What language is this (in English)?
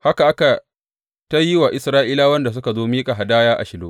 Hausa